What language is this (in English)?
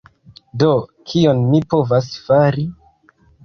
Esperanto